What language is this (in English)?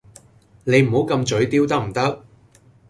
Cantonese